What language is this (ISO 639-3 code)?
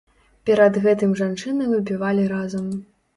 bel